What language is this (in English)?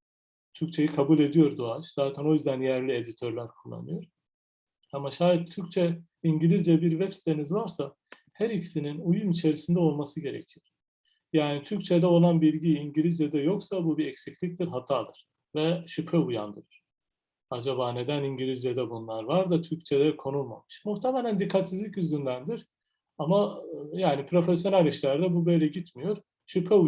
Turkish